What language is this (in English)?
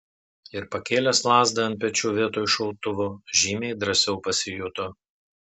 Lithuanian